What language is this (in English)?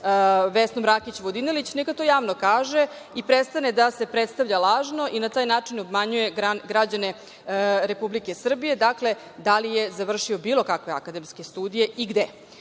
Serbian